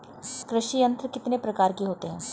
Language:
Hindi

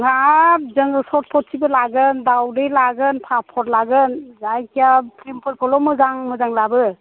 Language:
Bodo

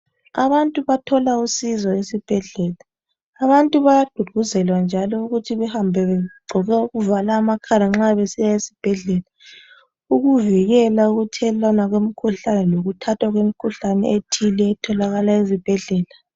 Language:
North Ndebele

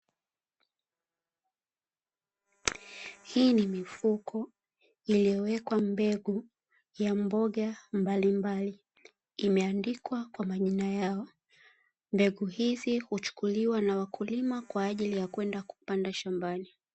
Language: Swahili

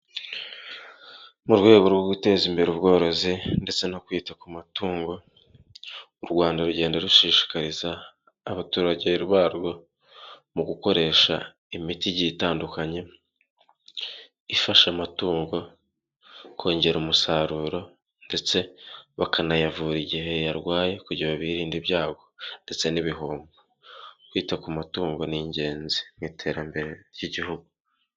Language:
Kinyarwanda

